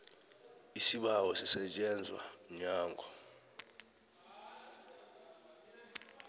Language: South Ndebele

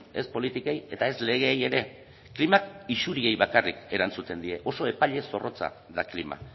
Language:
Basque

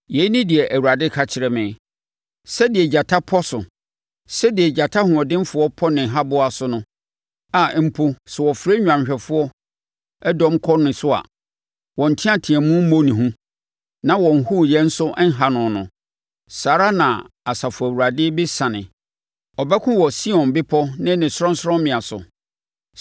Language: Akan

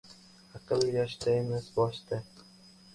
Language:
Uzbek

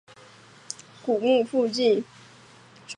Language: Chinese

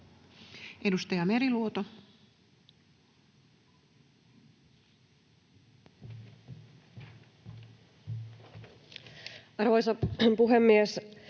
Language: Finnish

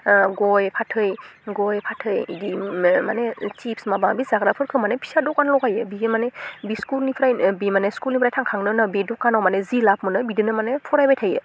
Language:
Bodo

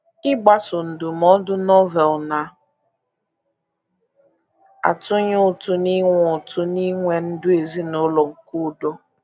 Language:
Igbo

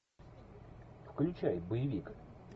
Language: Russian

